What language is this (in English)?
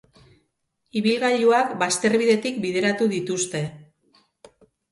Basque